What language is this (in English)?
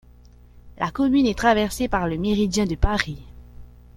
French